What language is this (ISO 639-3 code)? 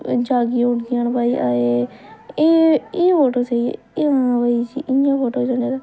doi